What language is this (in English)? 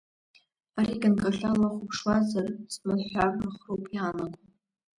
Abkhazian